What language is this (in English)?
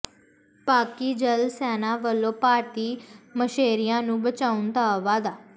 Punjabi